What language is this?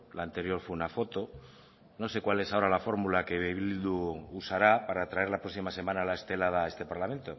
Spanish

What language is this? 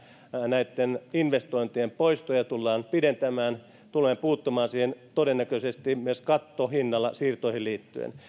Finnish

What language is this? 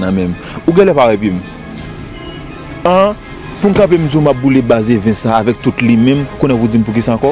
French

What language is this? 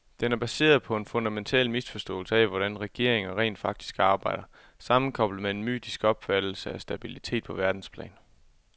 Danish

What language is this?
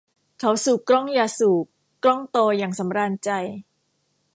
Thai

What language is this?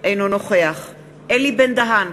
Hebrew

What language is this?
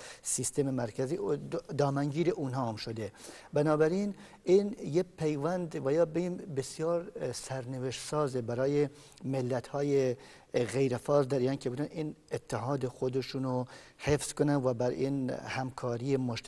Persian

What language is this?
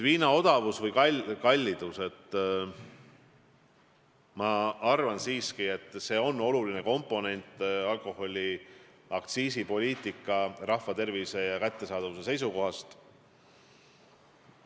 Estonian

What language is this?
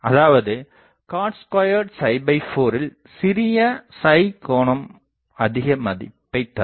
Tamil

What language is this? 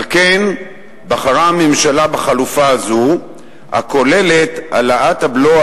Hebrew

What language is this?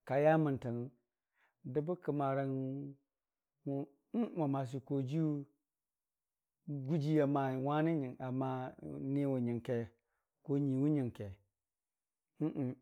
Dijim-Bwilim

